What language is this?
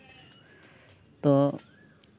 Santali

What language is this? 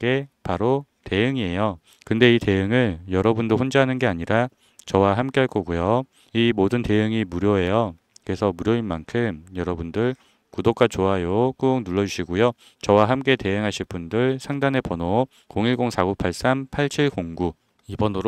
Korean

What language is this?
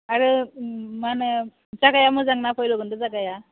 Bodo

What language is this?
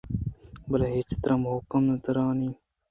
Eastern Balochi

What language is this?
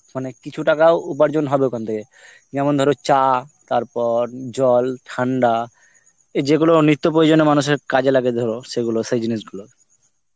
Bangla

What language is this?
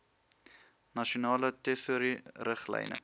Afrikaans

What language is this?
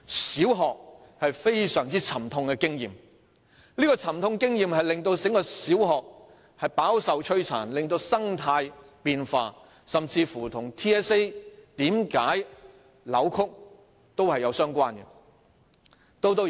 Cantonese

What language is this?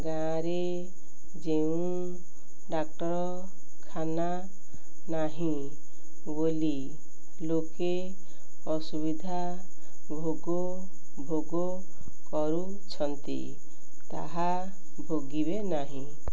Odia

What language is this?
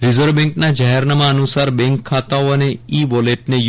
Gujarati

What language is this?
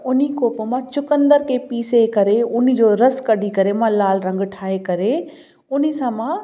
Sindhi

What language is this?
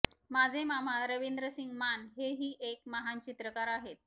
Marathi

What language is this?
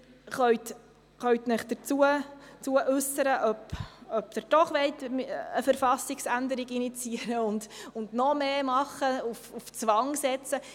Swiss German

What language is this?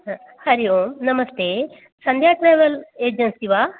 Sanskrit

